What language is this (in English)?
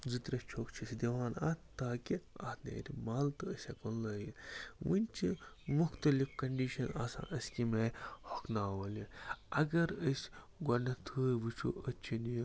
Kashmiri